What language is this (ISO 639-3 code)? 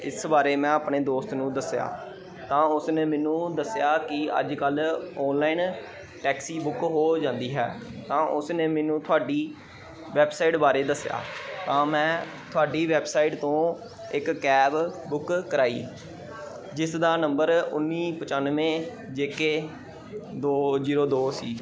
pan